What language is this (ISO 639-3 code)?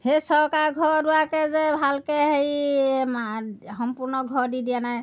asm